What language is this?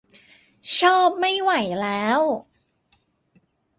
Thai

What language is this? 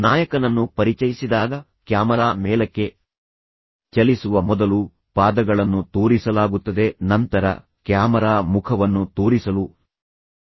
Kannada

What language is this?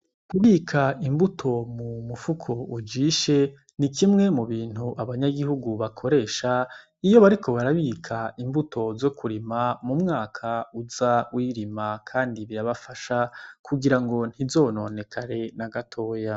Rundi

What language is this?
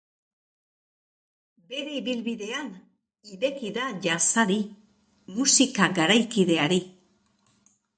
Basque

